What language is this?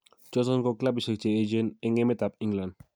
Kalenjin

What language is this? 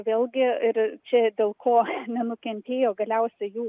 Lithuanian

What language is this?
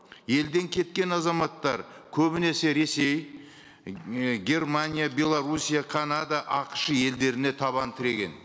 Kazakh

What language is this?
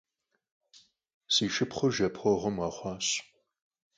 Kabardian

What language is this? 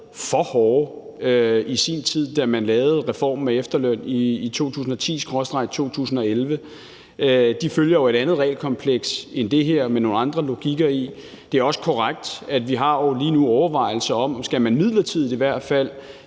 Danish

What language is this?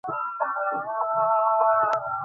Bangla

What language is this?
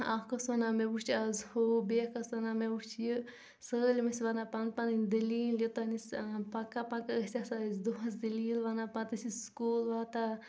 Kashmiri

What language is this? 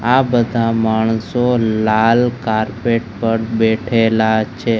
Gujarati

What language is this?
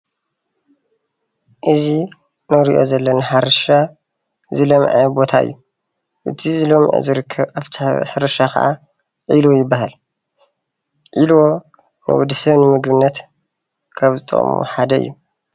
Tigrinya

